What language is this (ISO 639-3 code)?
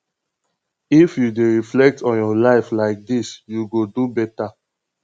pcm